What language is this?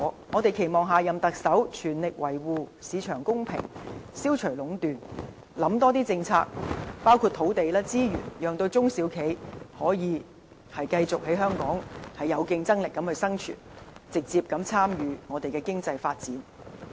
Cantonese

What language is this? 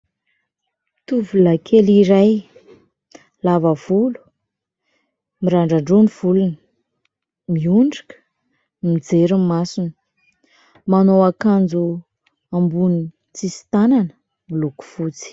Malagasy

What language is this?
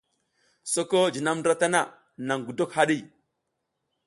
South Giziga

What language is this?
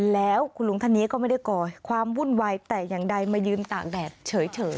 Thai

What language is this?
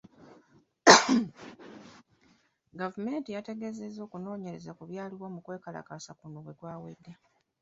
Ganda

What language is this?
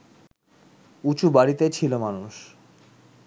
Bangla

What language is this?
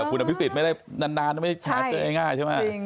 Thai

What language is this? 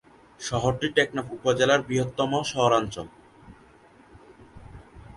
Bangla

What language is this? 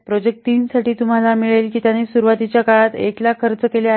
Marathi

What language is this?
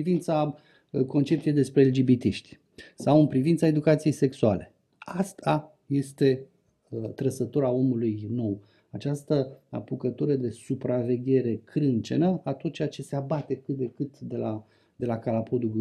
Romanian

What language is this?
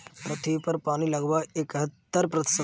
Hindi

